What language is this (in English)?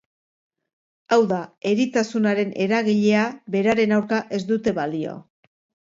Basque